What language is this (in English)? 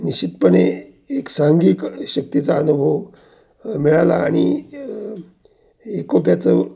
Marathi